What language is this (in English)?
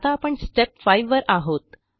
Marathi